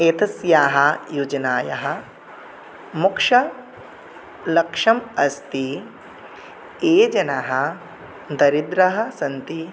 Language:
Sanskrit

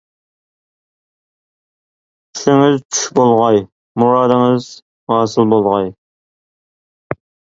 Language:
Uyghur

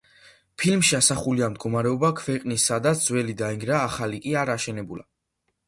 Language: Georgian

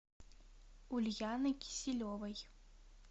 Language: Russian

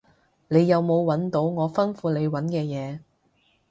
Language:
Cantonese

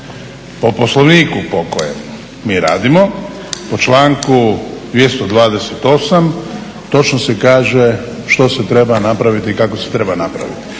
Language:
Croatian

